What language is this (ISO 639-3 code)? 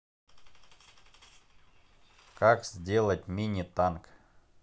rus